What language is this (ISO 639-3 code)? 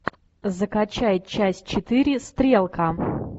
rus